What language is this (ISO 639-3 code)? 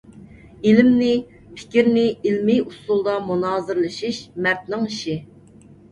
uig